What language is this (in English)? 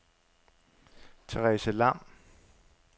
Danish